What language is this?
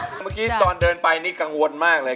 Thai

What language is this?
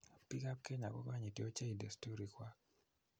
Kalenjin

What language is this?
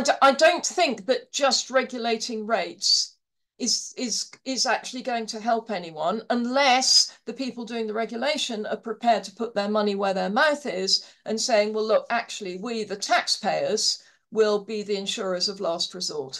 English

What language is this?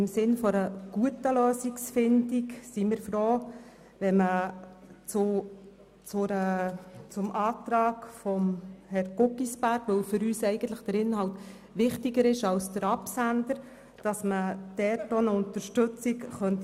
Swiss German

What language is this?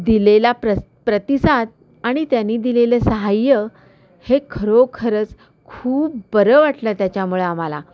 Marathi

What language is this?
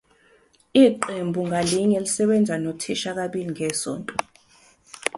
Zulu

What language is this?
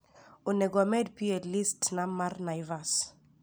Luo (Kenya and Tanzania)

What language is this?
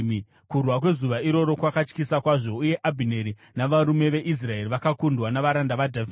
Shona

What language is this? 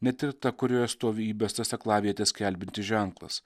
Lithuanian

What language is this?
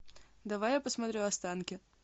Russian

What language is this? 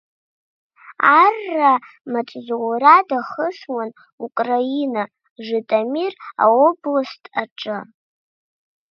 Abkhazian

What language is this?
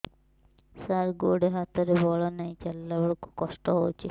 Odia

